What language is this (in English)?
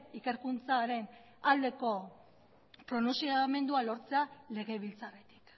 Basque